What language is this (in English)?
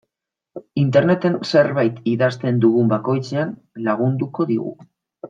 Basque